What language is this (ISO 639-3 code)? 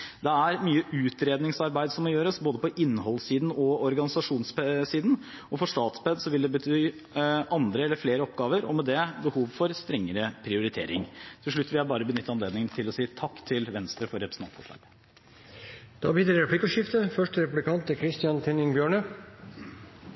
nob